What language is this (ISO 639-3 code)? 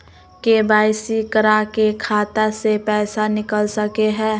mag